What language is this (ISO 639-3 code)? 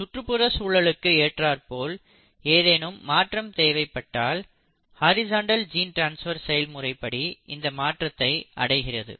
tam